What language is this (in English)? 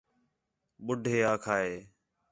Khetrani